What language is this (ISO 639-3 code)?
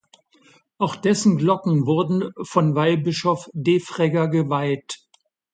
deu